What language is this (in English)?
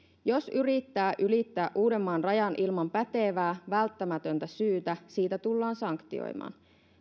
Finnish